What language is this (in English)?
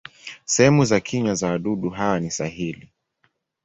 Swahili